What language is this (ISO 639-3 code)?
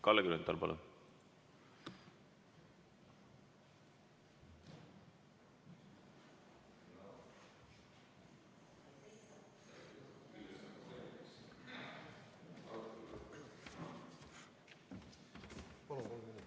est